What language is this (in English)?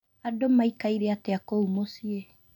Kikuyu